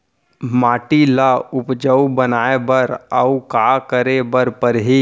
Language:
Chhattisgarhi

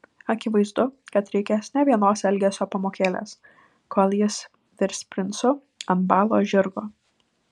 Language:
Lithuanian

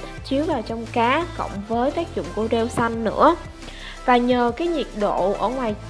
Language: Vietnamese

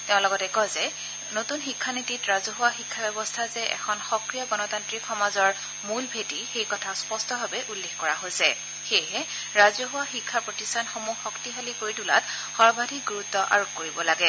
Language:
Assamese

